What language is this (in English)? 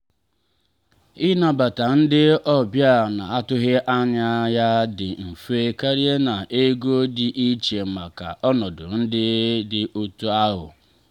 Igbo